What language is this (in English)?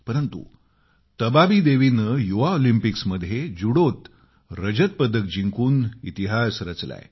Marathi